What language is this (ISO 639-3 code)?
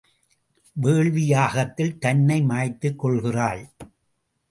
tam